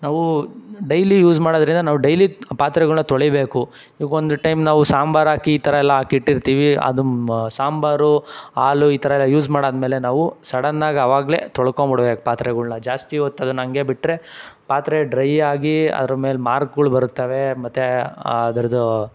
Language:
Kannada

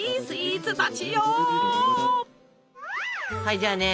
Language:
Japanese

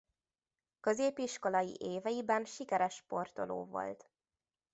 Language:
Hungarian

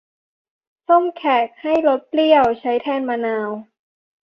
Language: Thai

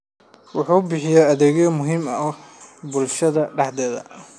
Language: Somali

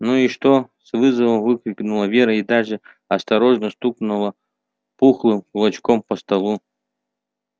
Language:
Russian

